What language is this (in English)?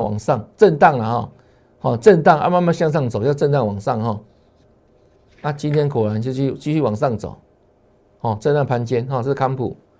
Chinese